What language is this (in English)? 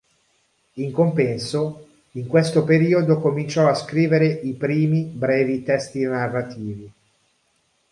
Italian